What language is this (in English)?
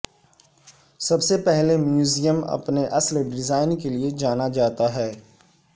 Urdu